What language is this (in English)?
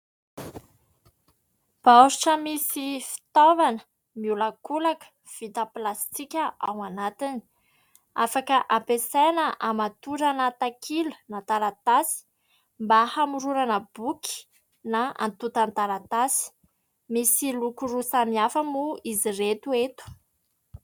Malagasy